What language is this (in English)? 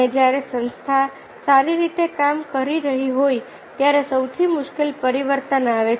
Gujarati